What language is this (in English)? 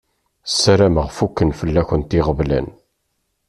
Kabyle